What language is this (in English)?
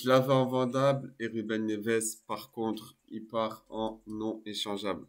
French